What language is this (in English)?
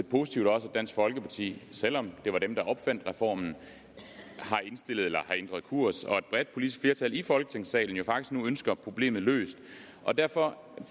Danish